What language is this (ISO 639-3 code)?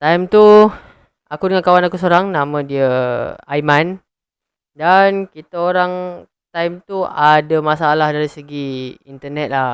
msa